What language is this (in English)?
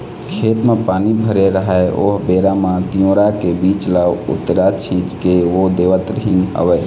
Chhattisgarhi